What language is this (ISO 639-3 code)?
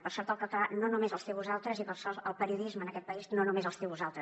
cat